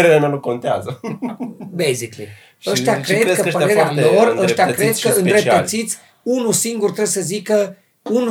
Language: Romanian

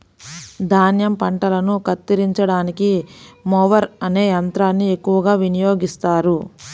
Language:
Telugu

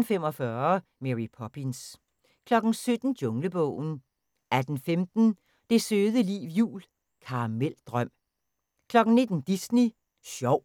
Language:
Danish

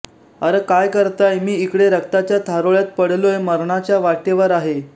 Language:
Marathi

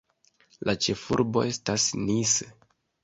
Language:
Esperanto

